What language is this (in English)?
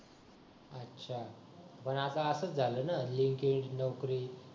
Marathi